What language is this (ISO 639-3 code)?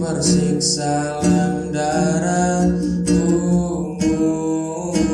ind